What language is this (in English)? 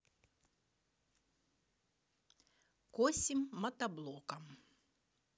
Russian